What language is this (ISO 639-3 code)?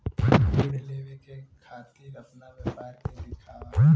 bho